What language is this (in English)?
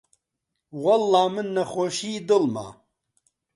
Central Kurdish